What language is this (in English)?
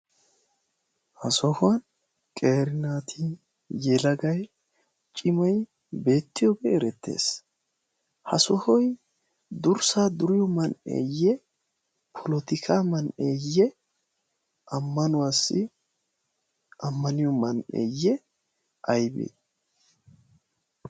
Wolaytta